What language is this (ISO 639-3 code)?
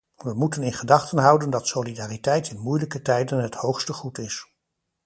nld